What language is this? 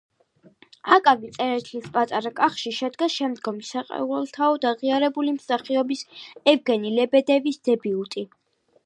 Georgian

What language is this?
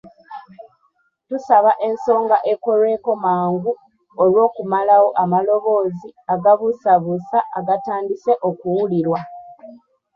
Ganda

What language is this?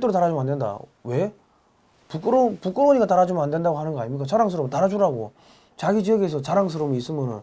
Korean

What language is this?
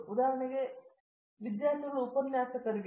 Kannada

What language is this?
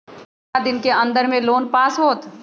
Magahi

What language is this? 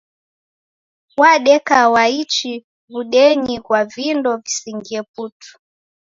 Taita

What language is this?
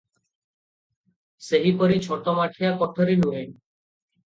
Odia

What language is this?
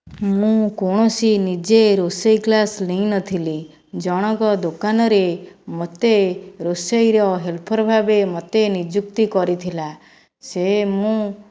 Odia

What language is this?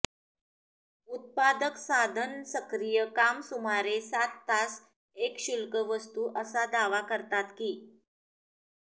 Marathi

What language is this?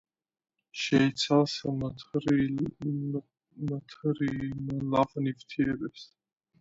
Georgian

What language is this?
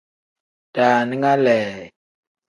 Tem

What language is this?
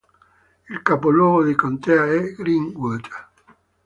Italian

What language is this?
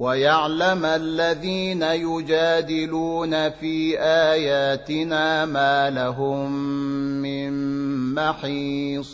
Arabic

